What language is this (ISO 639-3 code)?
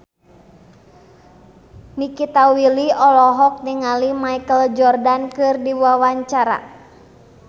sun